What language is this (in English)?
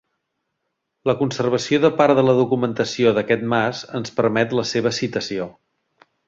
Catalan